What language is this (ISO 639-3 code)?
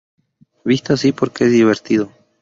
spa